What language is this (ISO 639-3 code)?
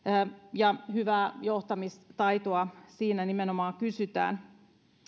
fin